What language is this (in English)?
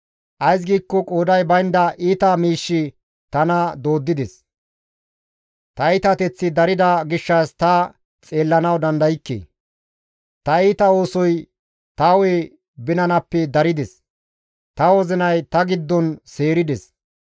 Gamo